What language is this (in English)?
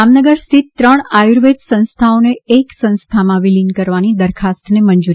Gujarati